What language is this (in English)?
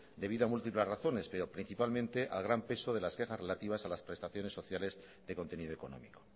Spanish